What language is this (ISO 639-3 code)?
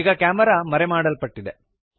kan